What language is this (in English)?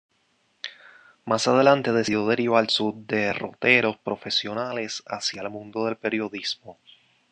Spanish